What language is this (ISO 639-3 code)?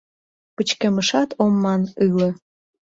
chm